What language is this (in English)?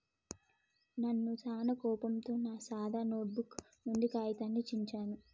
Telugu